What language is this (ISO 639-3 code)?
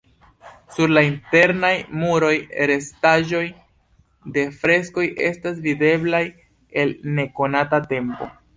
epo